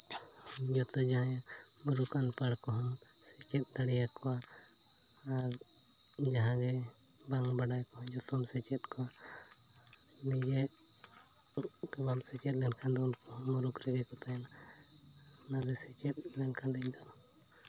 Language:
Santali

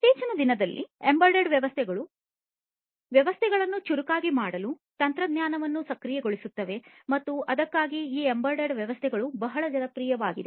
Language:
Kannada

